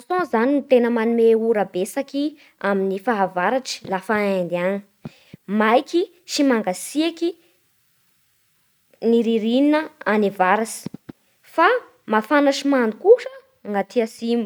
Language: Bara Malagasy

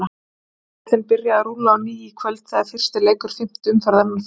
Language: Icelandic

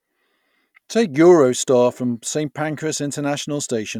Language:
English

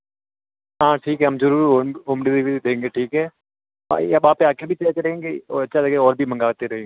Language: Hindi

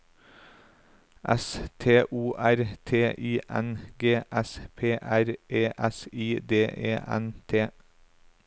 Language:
Norwegian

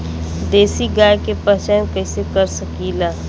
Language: Bhojpuri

